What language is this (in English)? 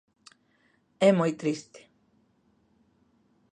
Galician